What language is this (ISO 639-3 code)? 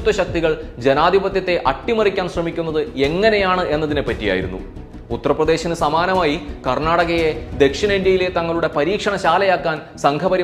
mal